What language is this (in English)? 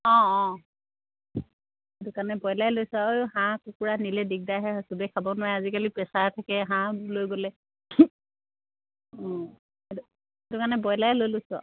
Assamese